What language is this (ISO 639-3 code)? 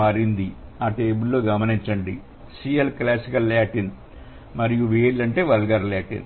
tel